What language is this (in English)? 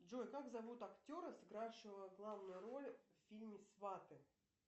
Russian